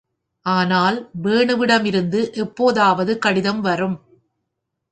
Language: Tamil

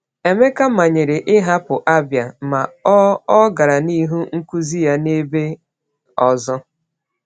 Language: Igbo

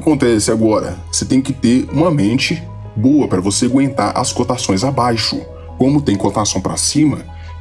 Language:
Portuguese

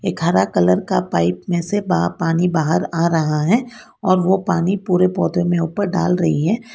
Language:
Hindi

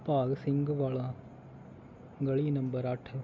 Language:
Punjabi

